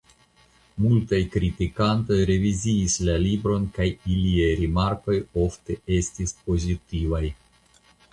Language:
Esperanto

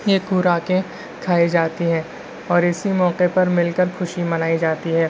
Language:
Urdu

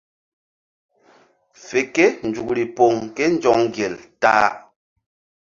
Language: Mbum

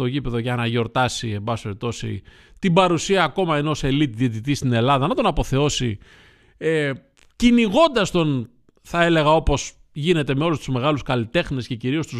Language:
Greek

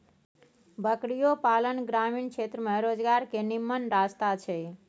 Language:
Maithili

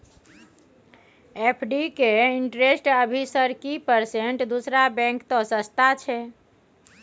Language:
Maithili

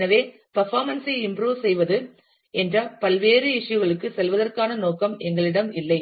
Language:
Tamil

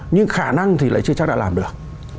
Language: Vietnamese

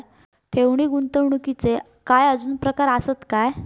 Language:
Marathi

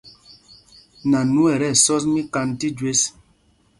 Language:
Mpumpong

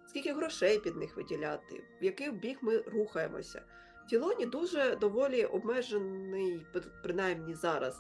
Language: Ukrainian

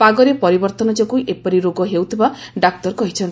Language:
Odia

